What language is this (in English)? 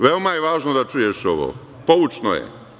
Serbian